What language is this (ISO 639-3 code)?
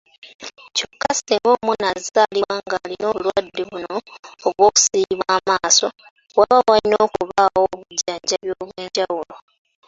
lug